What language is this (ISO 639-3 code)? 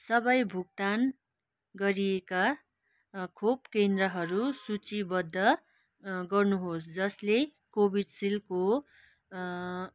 nep